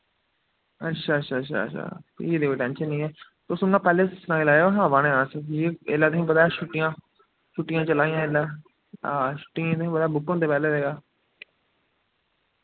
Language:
Dogri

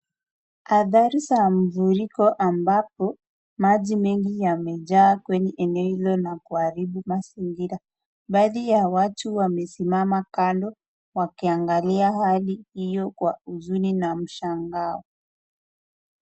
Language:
Swahili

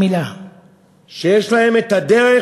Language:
Hebrew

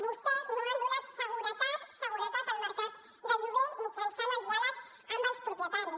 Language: Catalan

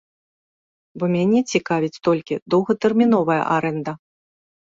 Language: Belarusian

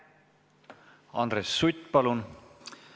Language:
Estonian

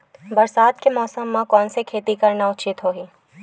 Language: Chhattisgarhi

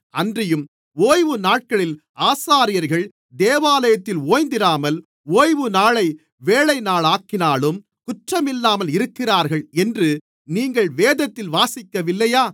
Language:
Tamil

